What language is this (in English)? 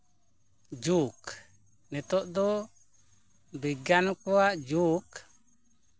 Santali